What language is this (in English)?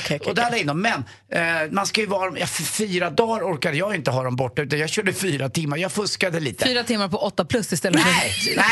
Swedish